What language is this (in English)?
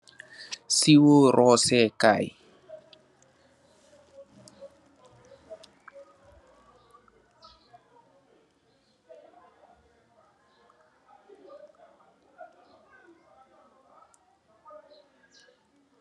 Wolof